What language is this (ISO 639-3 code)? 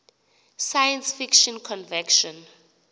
xho